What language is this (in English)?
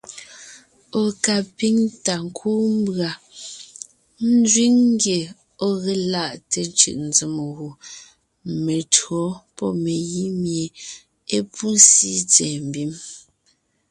Ngiemboon